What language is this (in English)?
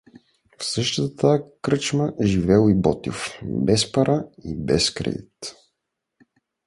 Bulgarian